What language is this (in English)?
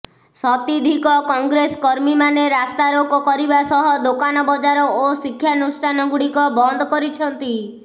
Odia